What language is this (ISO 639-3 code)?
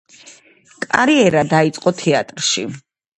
kat